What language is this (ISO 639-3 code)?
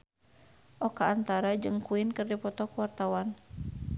sun